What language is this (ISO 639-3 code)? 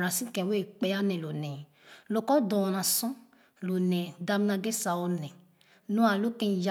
ogo